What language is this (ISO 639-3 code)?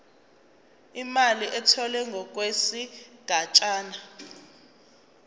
zul